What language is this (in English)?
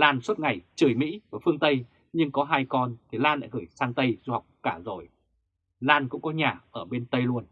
Vietnamese